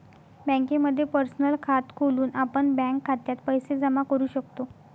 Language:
Marathi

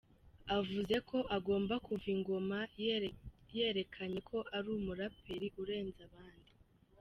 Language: Kinyarwanda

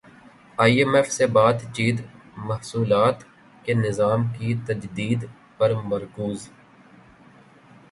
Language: Urdu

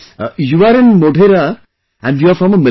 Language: English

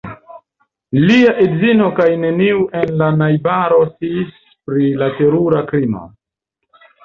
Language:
Esperanto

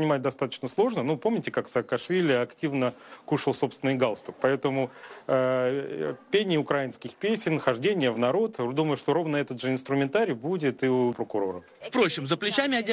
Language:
Russian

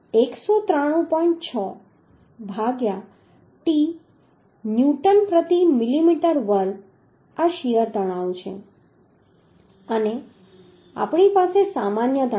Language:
Gujarati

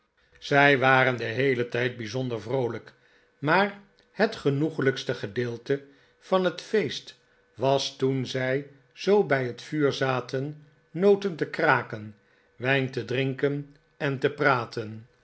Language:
Dutch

